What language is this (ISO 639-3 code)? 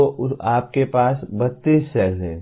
hin